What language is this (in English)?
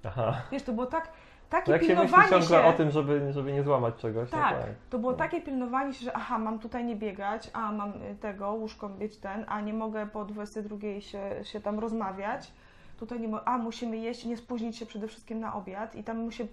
Polish